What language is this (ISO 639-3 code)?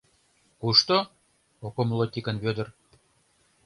chm